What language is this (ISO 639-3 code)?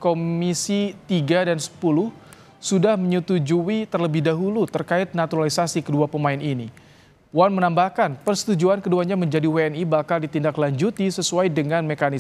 ind